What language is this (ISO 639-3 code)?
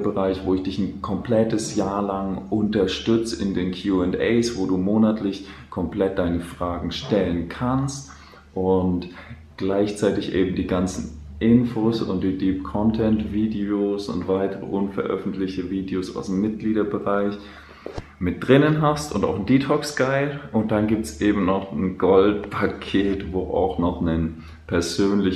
deu